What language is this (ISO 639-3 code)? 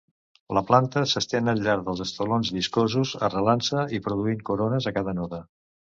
cat